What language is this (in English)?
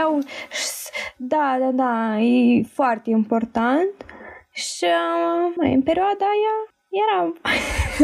Romanian